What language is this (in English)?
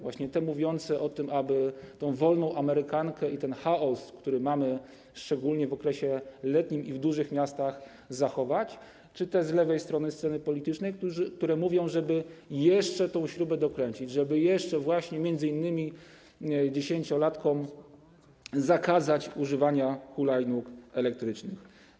Polish